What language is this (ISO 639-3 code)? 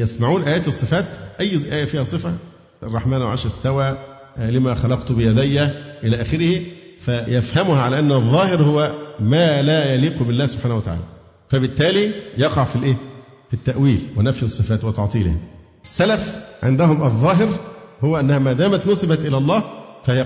ara